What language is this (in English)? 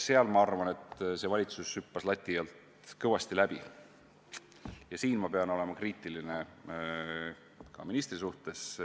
Estonian